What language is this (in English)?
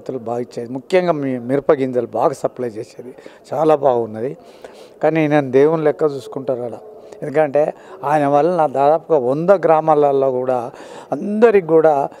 Telugu